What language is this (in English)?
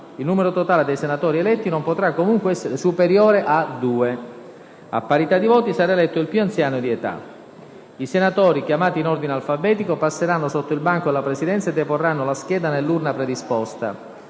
Italian